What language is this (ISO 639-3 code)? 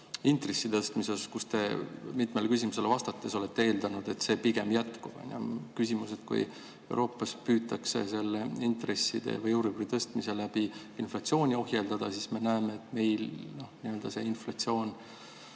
est